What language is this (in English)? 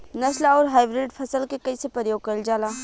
Bhojpuri